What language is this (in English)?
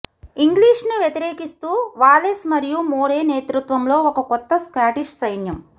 Telugu